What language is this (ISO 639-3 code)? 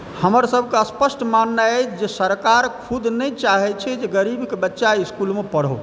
mai